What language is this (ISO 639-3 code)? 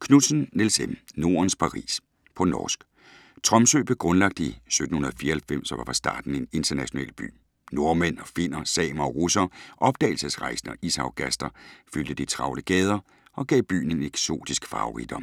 dan